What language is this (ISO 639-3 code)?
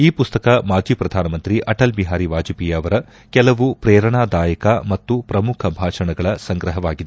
kan